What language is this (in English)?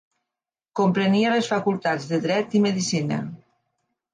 Catalan